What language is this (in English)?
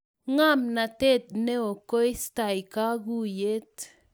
Kalenjin